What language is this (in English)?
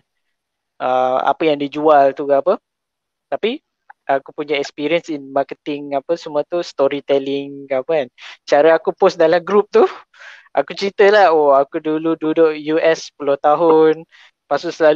Malay